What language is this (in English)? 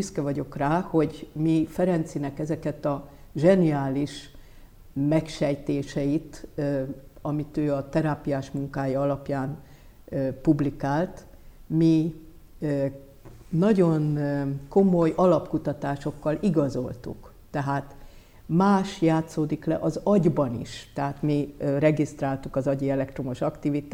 Hungarian